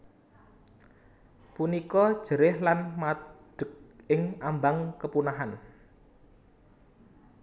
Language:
Javanese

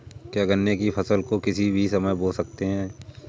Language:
Hindi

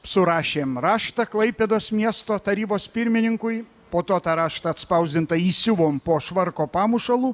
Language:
Lithuanian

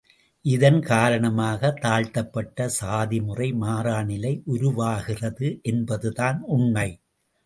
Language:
Tamil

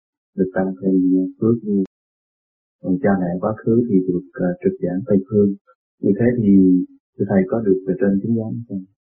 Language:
Vietnamese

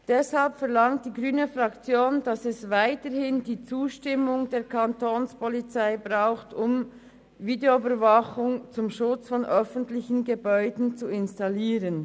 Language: Swiss German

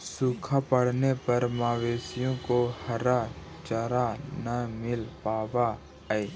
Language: Magahi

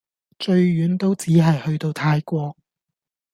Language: Cantonese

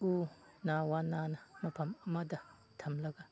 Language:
Manipuri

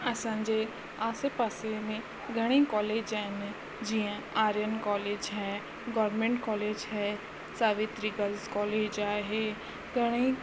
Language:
Sindhi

